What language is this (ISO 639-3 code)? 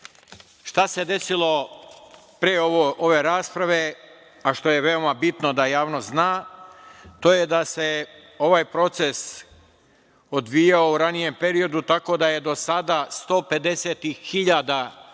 srp